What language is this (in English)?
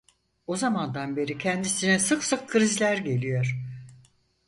Turkish